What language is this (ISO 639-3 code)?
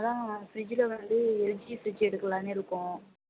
tam